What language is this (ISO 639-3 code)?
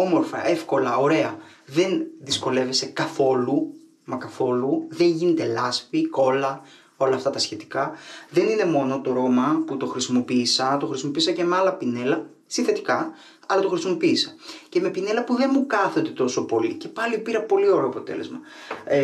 ell